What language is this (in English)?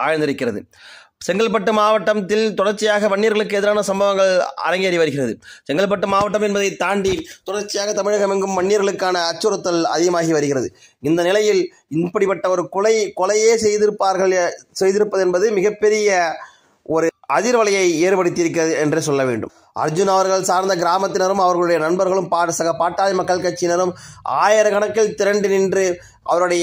Indonesian